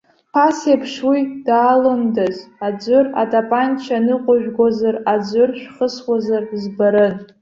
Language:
Abkhazian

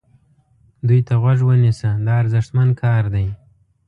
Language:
Pashto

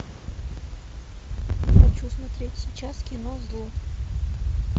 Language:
Russian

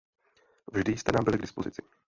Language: Czech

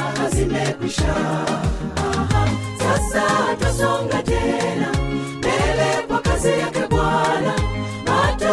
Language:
Swahili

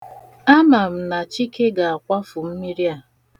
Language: Igbo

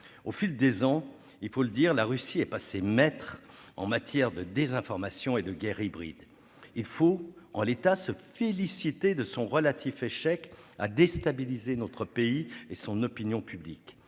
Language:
French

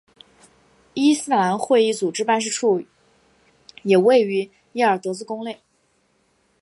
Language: Chinese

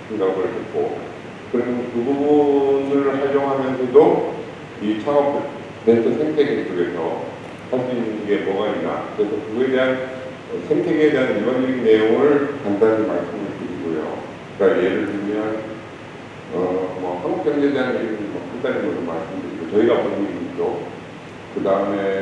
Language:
Korean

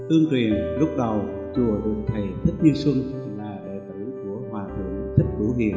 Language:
Vietnamese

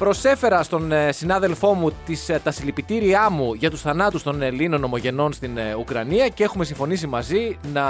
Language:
Greek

